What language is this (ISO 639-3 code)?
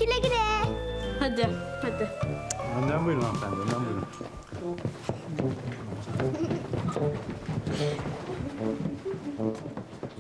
tur